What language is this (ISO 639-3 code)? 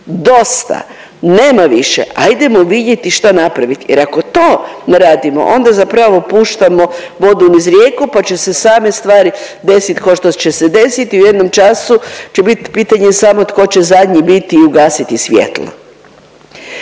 hrv